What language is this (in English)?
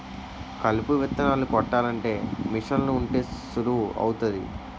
Telugu